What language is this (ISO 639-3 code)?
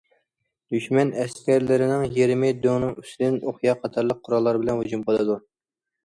uig